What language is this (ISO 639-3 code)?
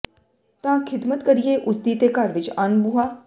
pan